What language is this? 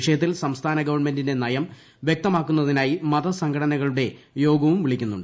Malayalam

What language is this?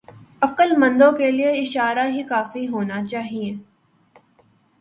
Urdu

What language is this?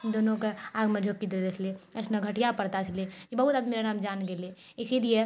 Maithili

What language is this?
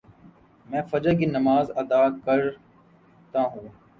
Urdu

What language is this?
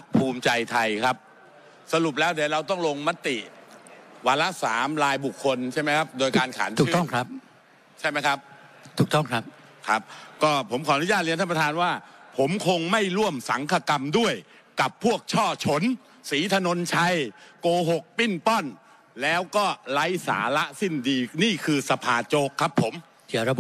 Thai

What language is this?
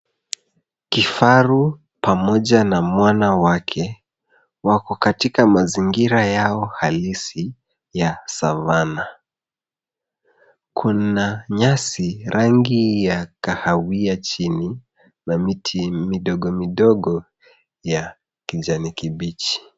Swahili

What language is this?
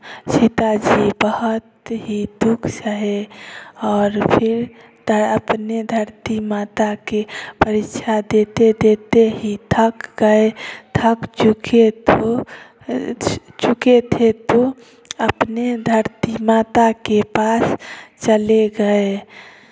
Hindi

